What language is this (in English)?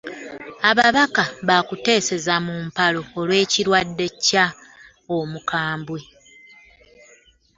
Ganda